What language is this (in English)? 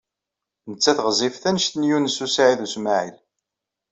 Kabyle